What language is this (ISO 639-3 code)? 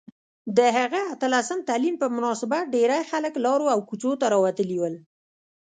pus